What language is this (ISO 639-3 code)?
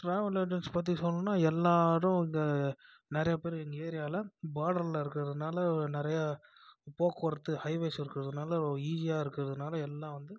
tam